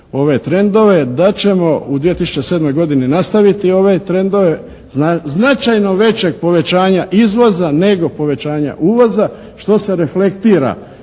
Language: Croatian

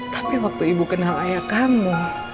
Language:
Indonesian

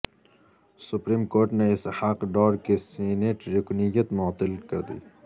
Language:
Urdu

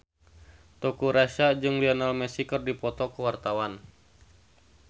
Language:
Sundanese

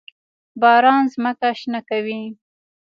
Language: Pashto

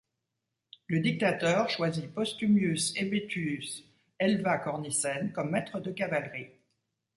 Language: French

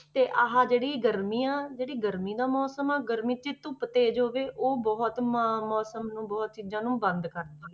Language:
Punjabi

